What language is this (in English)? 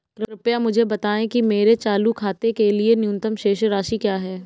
Hindi